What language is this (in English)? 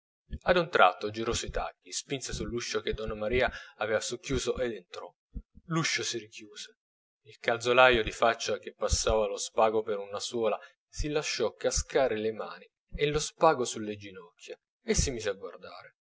Italian